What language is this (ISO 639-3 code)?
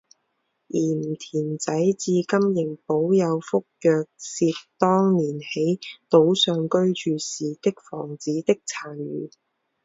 zho